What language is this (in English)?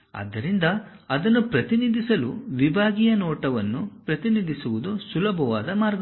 Kannada